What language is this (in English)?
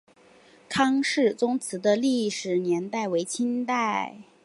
Chinese